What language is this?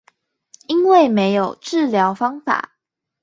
Chinese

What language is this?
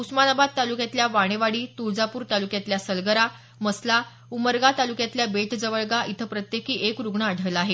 Marathi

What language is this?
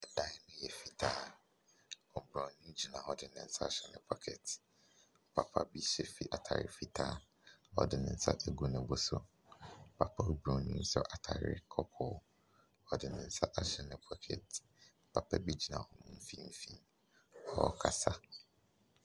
Akan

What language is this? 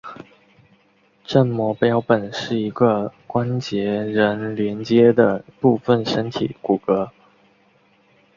Chinese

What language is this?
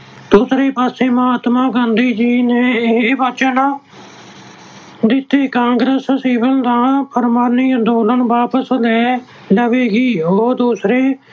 Punjabi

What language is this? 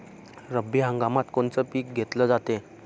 Marathi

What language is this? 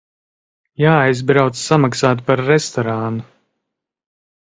Latvian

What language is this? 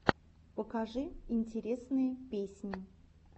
Russian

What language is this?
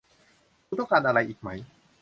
Thai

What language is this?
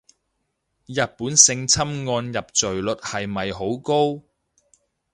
Cantonese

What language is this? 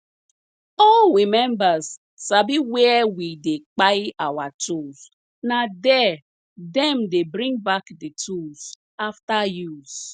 Nigerian Pidgin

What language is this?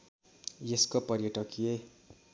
Nepali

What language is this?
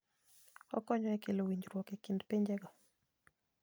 Luo (Kenya and Tanzania)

